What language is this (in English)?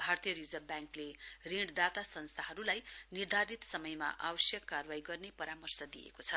Nepali